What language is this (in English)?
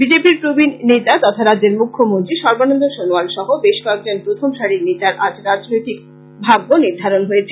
Bangla